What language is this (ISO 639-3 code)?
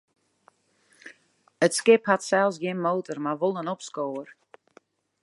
fry